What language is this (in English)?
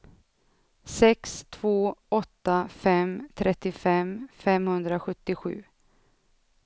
Swedish